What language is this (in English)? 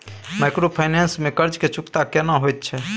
Maithili